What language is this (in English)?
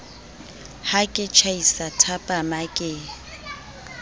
Southern Sotho